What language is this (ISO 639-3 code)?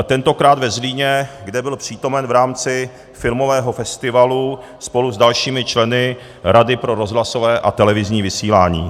ces